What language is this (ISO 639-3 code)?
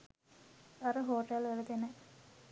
sin